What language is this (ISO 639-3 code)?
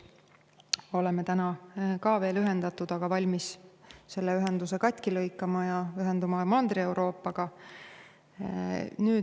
est